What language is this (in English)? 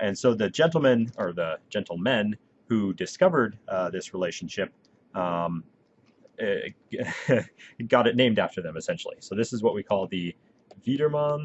English